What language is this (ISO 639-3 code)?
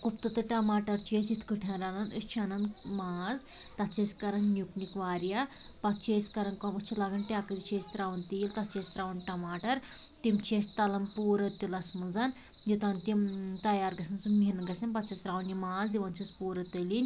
kas